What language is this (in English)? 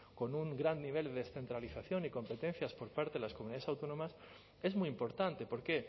Spanish